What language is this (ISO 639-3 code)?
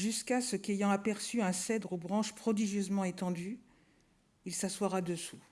fra